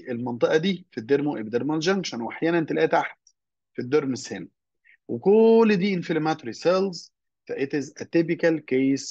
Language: Arabic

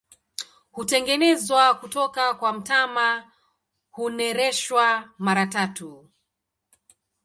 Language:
Swahili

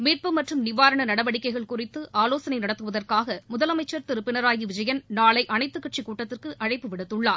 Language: Tamil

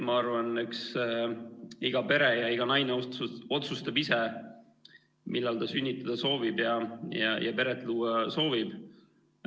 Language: Estonian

